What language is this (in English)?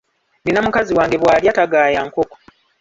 Ganda